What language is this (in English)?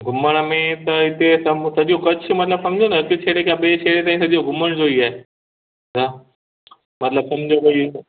Sindhi